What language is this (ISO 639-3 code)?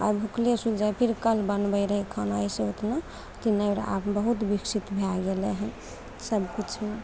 mai